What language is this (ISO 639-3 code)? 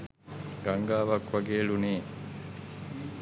sin